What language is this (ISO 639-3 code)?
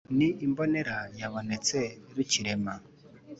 kin